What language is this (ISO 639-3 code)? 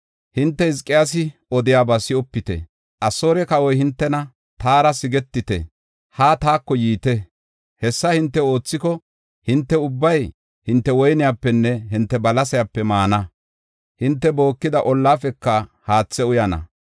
gof